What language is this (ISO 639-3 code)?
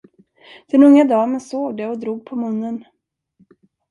swe